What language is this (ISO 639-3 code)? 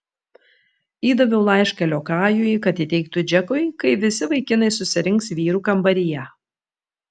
lit